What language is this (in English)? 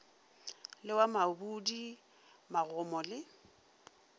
Northern Sotho